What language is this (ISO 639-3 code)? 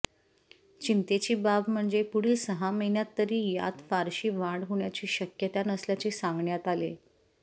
mar